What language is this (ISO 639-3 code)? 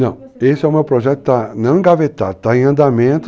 por